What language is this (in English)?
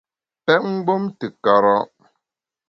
Bamun